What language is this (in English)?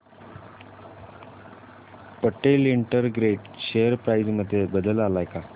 Marathi